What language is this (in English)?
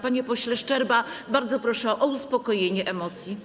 Polish